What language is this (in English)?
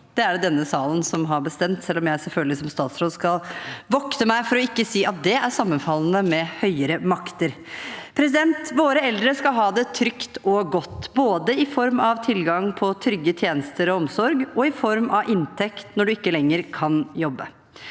Norwegian